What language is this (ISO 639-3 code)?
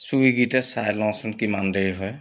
asm